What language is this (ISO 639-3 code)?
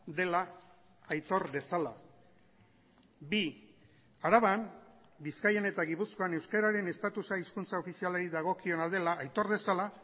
eus